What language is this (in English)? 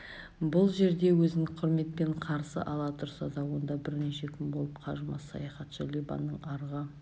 Kazakh